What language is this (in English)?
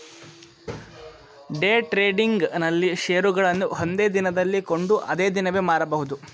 Kannada